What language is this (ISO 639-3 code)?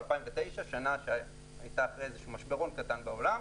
heb